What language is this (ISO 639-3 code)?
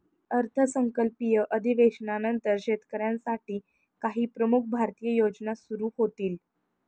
mar